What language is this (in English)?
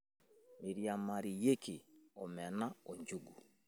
Masai